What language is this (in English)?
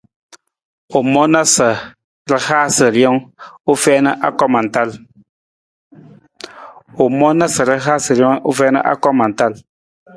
Nawdm